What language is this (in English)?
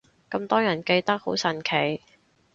Cantonese